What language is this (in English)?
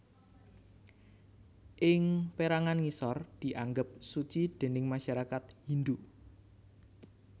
Javanese